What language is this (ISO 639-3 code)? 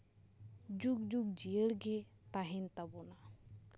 sat